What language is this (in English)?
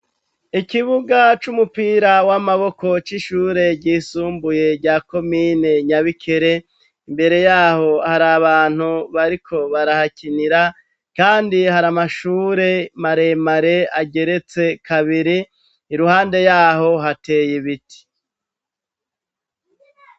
Rundi